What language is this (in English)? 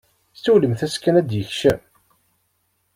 Kabyle